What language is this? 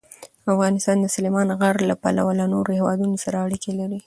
Pashto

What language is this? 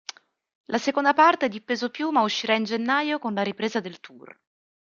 Italian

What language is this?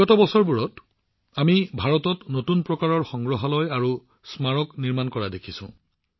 Assamese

